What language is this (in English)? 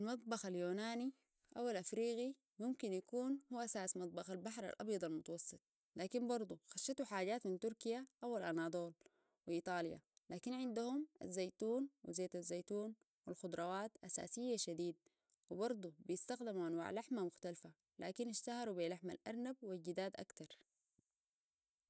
Sudanese Arabic